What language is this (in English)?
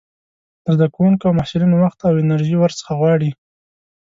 Pashto